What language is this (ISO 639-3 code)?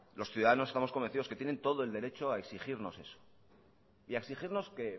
spa